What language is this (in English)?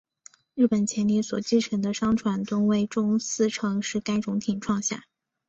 Chinese